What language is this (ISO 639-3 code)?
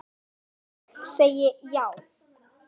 isl